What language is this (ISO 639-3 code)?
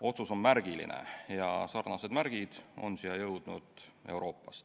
est